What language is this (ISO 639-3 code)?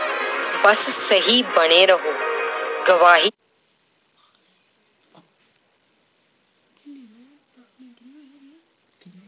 pan